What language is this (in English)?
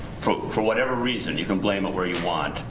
English